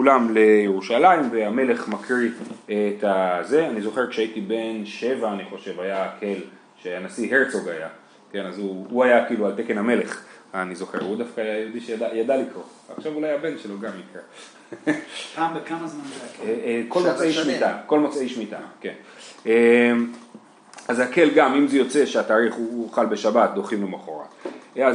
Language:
Hebrew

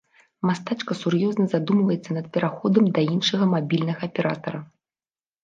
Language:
Belarusian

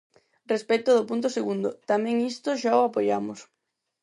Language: Galician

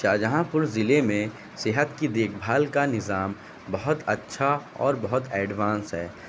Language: Urdu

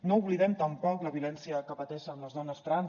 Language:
Catalan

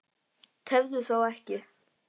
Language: Icelandic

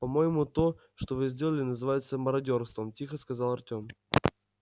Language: Russian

